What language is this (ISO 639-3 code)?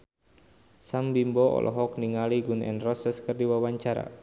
sun